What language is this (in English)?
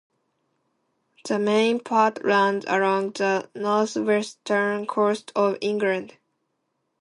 English